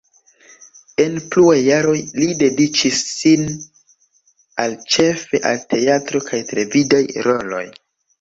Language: Esperanto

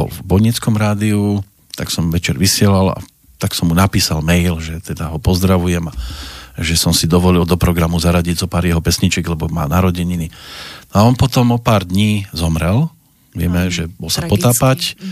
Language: Slovak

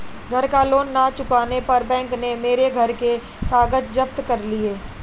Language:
Hindi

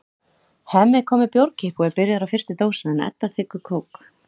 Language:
Icelandic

